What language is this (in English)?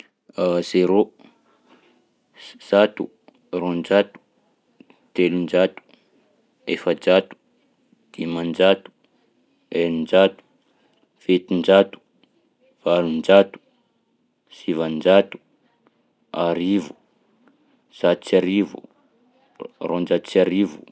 Southern Betsimisaraka Malagasy